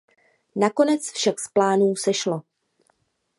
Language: Czech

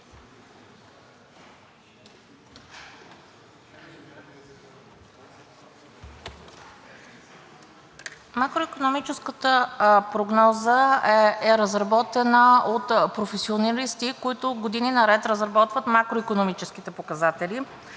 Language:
Bulgarian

